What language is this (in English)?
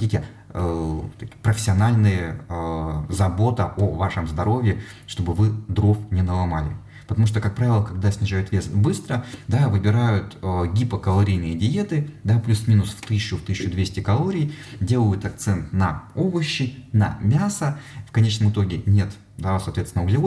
Russian